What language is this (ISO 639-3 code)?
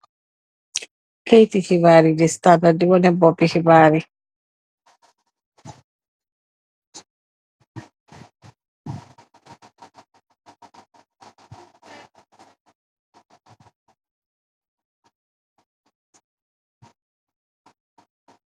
wol